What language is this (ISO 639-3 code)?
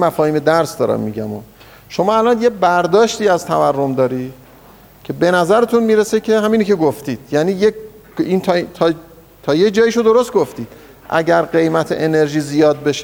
fas